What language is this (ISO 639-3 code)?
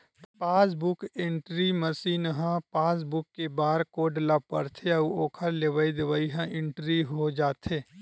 hne